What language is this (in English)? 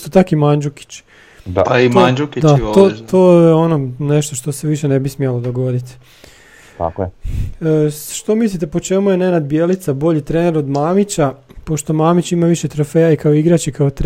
Croatian